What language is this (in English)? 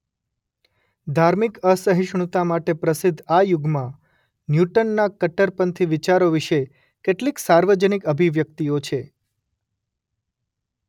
Gujarati